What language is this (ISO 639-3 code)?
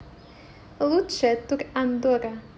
rus